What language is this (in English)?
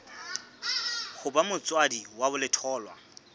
Southern Sotho